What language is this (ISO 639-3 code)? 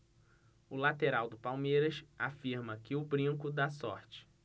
por